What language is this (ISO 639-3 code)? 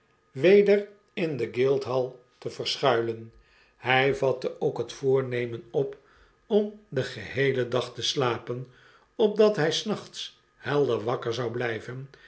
nld